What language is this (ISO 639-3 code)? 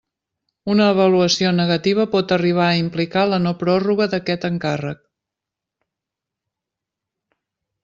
cat